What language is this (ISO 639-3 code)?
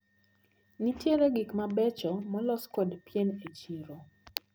luo